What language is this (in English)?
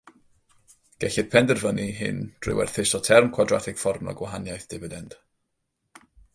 Welsh